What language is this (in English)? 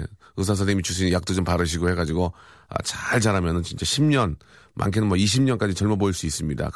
Korean